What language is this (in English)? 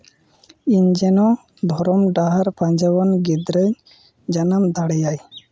Santali